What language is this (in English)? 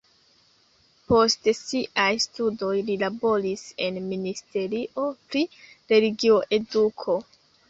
Esperanto